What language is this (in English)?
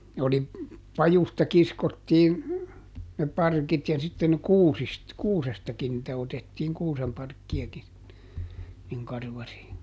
Finnish